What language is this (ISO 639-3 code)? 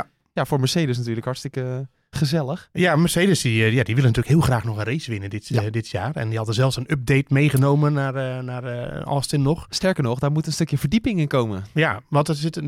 nld